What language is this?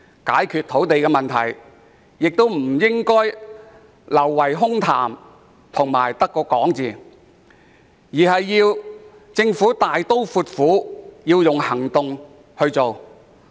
Cantonese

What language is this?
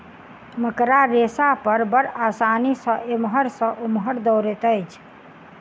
Maithili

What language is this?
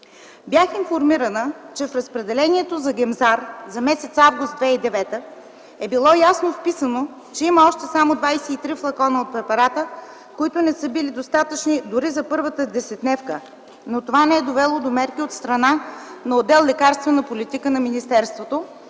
Bulgarian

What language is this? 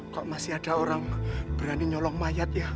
Indonesian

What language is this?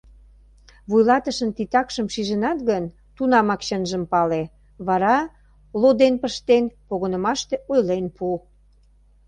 Mari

